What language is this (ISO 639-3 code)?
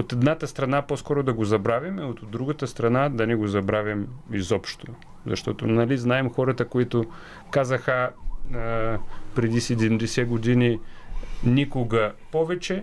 bul